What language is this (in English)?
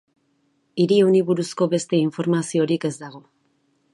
Basque